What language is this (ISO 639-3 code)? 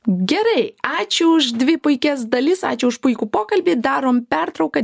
lit